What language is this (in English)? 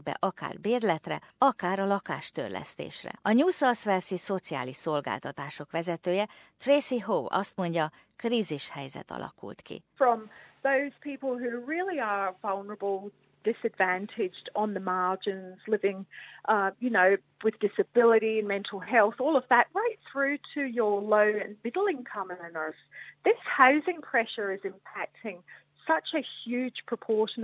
Hungarian